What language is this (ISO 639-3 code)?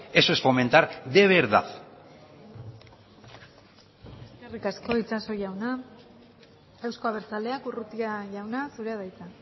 eus